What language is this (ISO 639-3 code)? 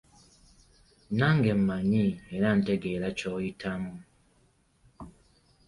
lug